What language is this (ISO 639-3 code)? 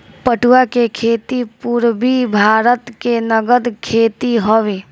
bho